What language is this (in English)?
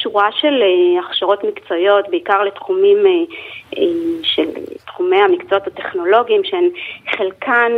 Hebrew